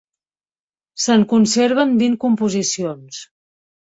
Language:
Catalan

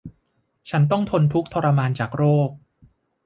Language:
Thai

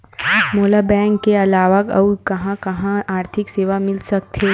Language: Chhattisgarhi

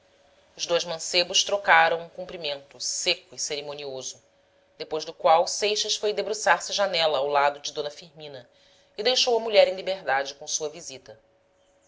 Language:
Portuguese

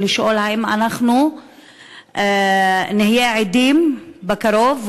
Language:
Hebrew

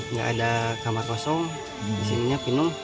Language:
Indonesian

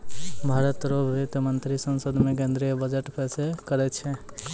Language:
Maithili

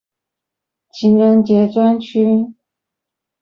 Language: Chinese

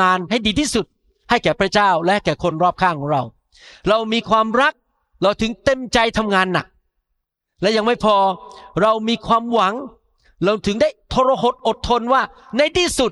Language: Thai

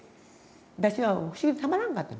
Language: Japanese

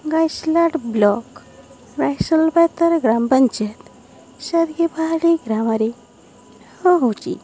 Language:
Odia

